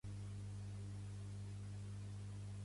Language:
Catalan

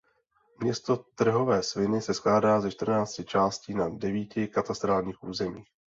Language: Czech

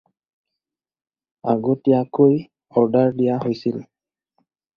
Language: Assamese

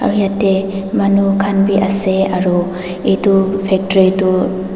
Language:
Naga Pidgin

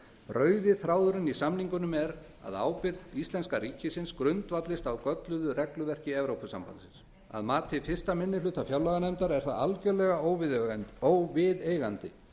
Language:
Icelandic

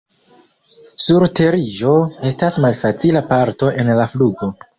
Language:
Esperanto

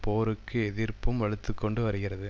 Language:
Tamil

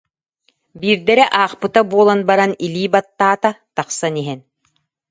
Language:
Yakut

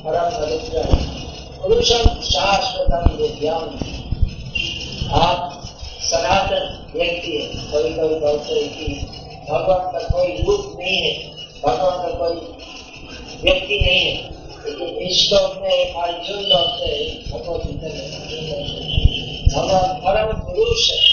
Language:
Hindi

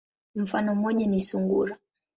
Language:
Swahili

